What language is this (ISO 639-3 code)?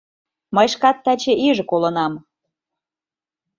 chm